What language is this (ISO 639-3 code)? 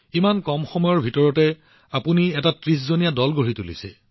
asm